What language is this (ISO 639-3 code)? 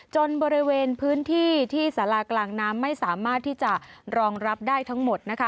tha